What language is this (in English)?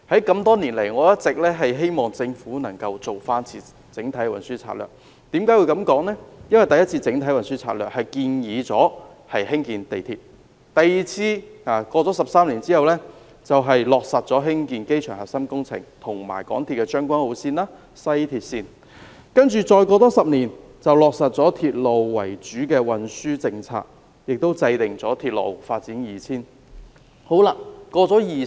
Cantonese